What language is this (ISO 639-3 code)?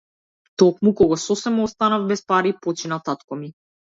mkd